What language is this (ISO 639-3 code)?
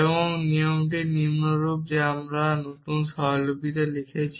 ben